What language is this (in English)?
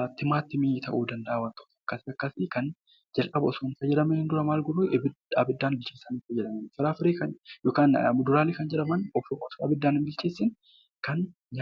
Oromo